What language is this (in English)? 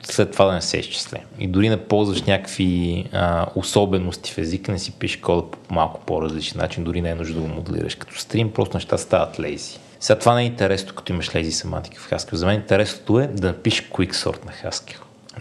Bulgarian